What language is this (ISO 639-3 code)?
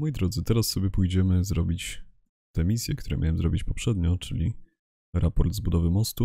pol